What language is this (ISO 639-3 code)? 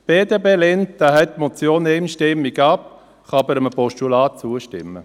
gsw